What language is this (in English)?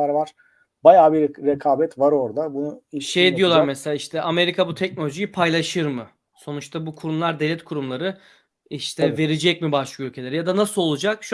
Turkish